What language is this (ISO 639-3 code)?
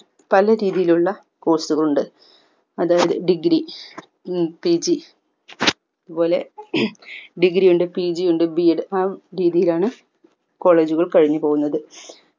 mal